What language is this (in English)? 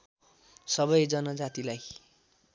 Nepali